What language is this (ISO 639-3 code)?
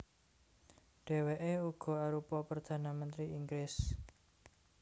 jav